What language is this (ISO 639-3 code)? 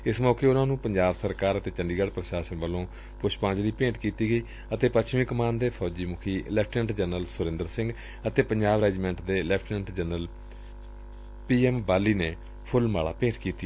pan